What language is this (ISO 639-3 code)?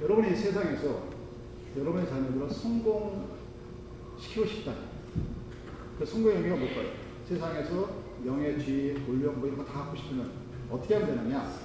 kor